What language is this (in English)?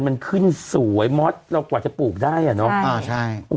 Thai